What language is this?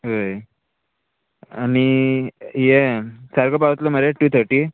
Konkani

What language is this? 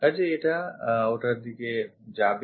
Bangla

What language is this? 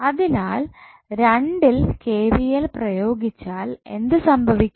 Malayalam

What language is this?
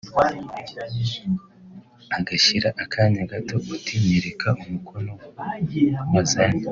Kinyarwanda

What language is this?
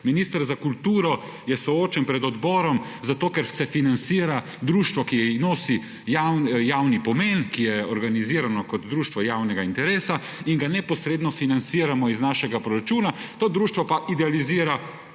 Slovenian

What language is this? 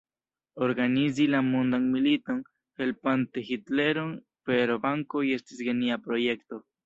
Esperanto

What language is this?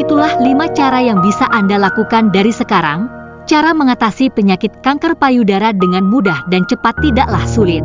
Indonesian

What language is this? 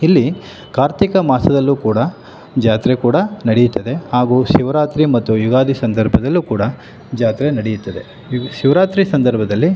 Kannada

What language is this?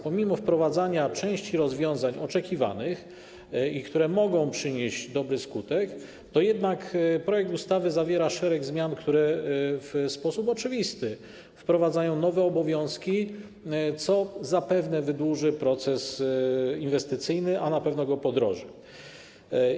Polish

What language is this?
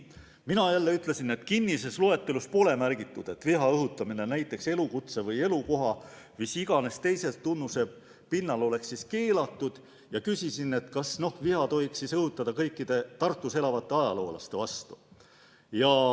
Estonian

